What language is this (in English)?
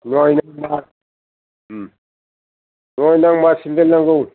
Bodo